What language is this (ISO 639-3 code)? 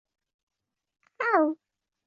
zho